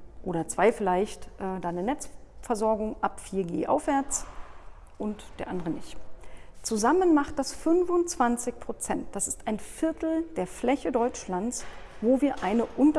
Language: German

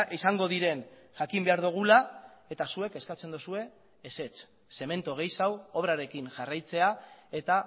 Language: Basque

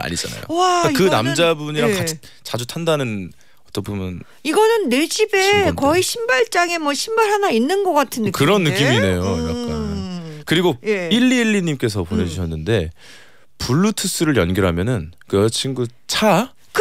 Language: Korean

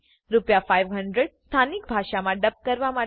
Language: Gujarati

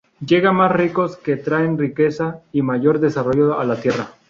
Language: Spanish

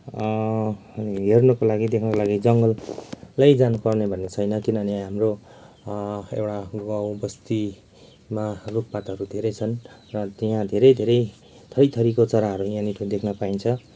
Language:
Nepali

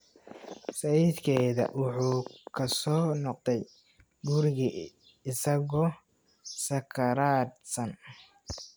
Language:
Somali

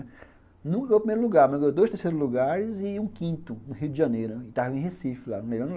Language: Portuguese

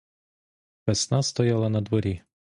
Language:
Ukrainian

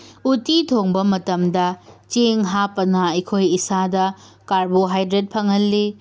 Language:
Manipuri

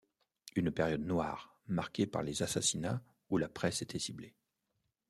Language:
French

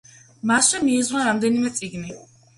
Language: Georgian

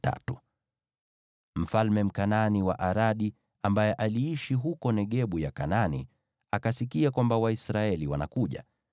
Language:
Swahili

